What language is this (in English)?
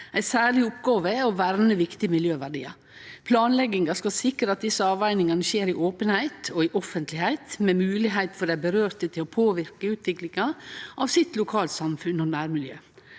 Norwegian